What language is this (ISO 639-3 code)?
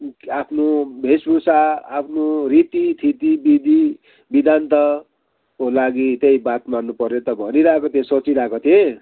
nep